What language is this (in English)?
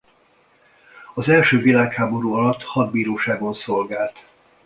Hungarian